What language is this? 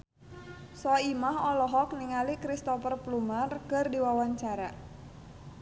Sundanese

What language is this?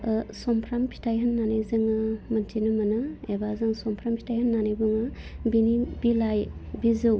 Bodo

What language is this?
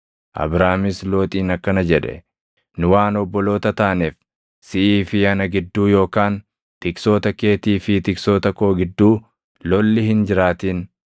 Oromo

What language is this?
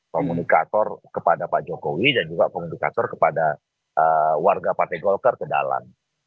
Indonesian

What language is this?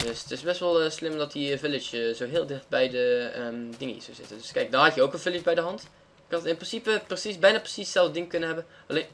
Dutch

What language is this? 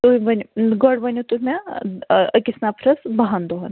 Kashmiri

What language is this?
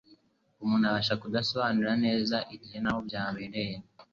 Kinyarwanda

